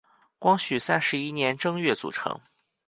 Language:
Chinese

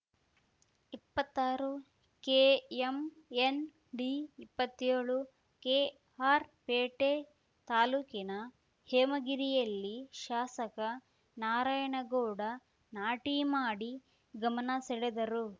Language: Kannada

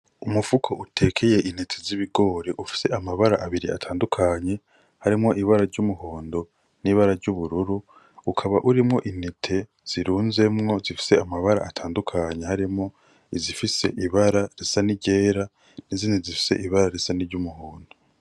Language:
Rundi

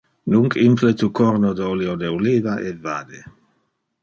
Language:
Interlingua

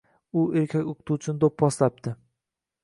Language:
Uzbek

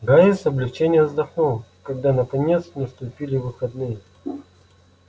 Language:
Russian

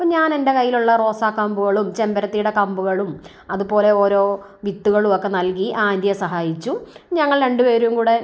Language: Malayalam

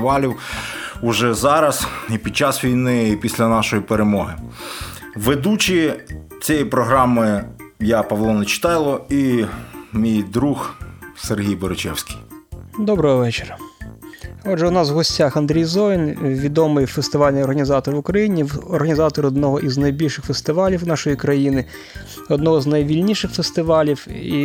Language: Ukrainian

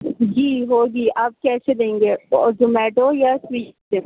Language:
Urdu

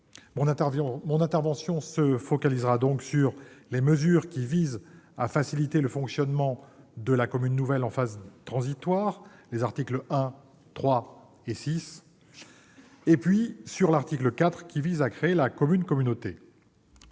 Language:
French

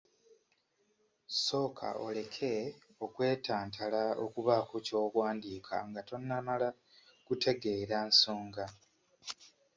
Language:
Ganda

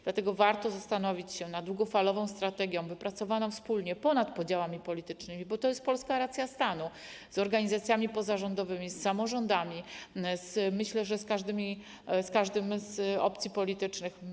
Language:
Polish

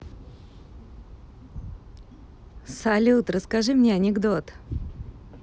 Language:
Russian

